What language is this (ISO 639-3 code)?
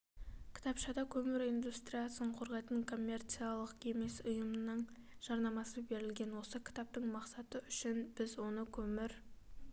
kaz